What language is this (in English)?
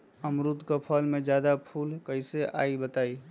Magahi